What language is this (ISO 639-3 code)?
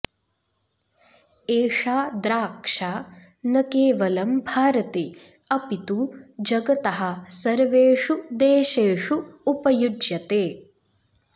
san